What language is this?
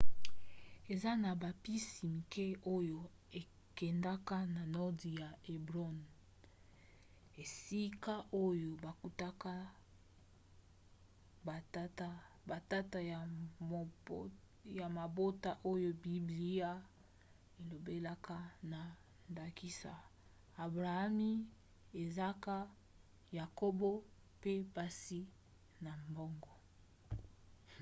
Lingala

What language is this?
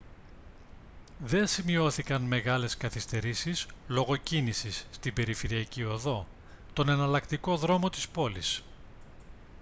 Greek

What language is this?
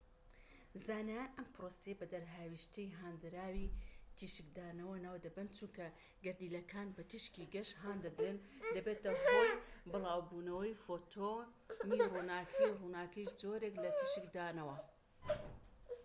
Central Kurdish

